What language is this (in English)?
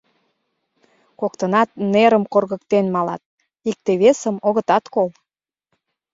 Mari